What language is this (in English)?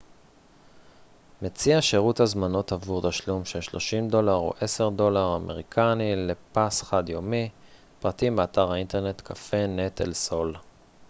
Hebrew